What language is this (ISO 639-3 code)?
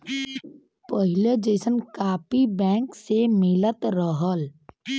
bho